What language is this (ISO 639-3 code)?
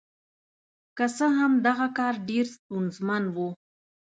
pus